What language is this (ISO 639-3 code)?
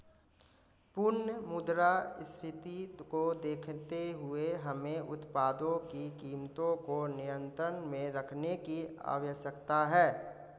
hin